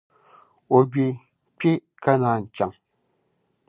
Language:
Dagbani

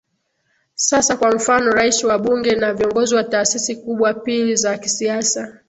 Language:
Swahili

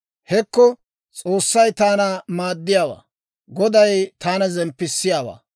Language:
Dawro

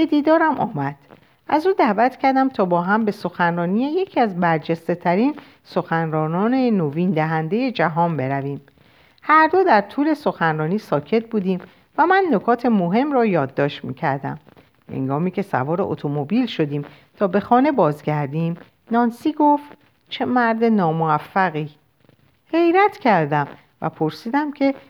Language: Persian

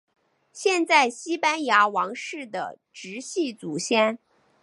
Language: Chinese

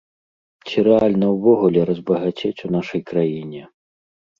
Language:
Belarusian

